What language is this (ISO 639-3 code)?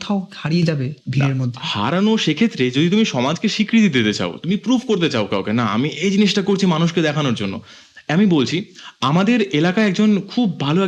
ben